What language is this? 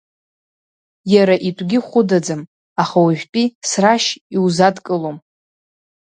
Abkhazian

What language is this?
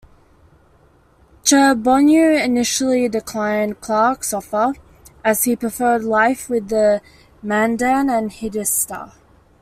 English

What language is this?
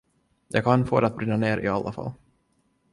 Swedish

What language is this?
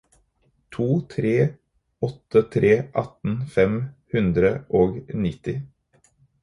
Norwegian Bokmål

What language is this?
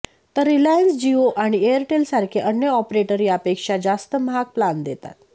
Marathi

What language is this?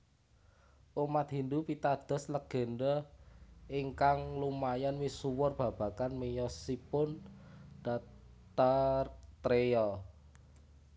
Javanese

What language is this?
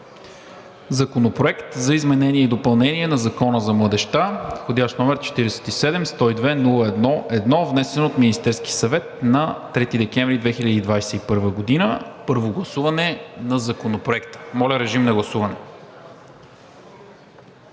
Bulgarian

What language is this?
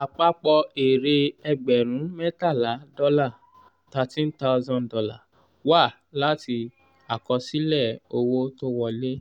Yoruba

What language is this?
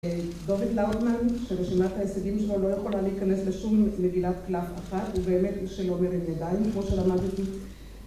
Hebrew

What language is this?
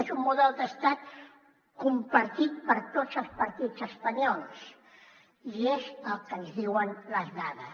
Catalan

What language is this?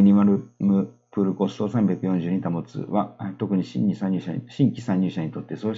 Japanese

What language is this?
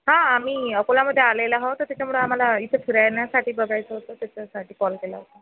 Marathi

